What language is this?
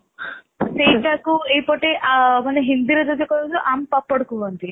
Odia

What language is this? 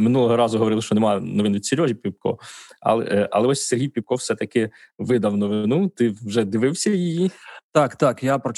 Ukrainian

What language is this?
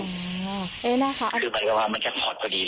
Thai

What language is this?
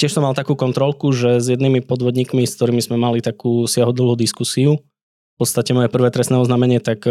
Slovak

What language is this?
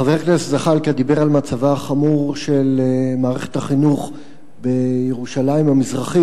Hebrew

